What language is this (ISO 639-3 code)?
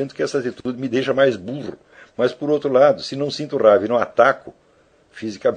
por